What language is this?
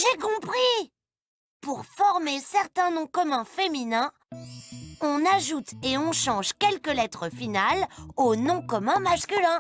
French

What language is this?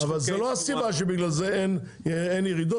Hebrew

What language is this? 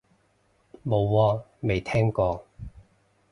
Cantonese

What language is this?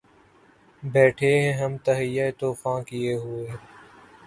Urdu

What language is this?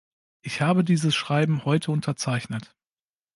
German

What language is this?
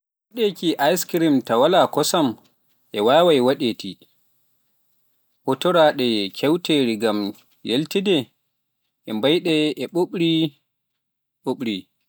Pular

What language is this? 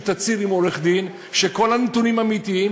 Hebrew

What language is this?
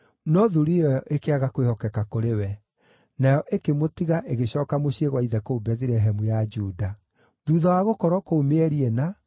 Kikuyu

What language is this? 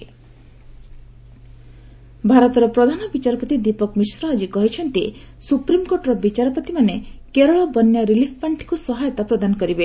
Odia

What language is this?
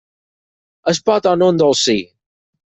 Catalan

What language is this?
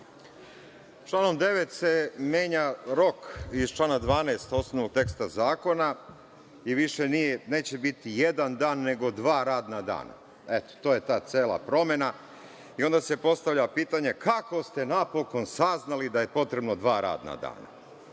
Serbian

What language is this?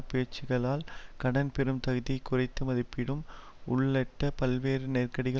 Tamil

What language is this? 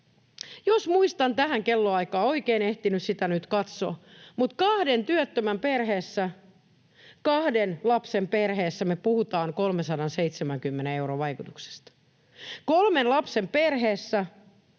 Finnish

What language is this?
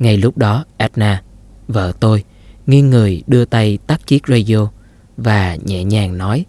Vietnamese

